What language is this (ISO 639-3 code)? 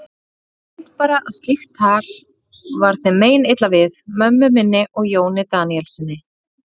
isl